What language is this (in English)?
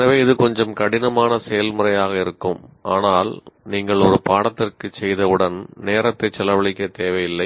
Tamil